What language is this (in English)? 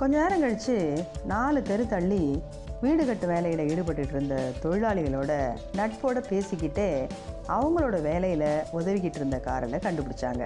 Tamil